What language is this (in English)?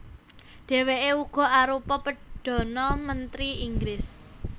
Javanese